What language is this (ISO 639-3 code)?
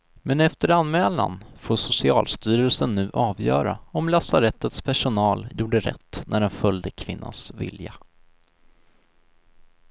swe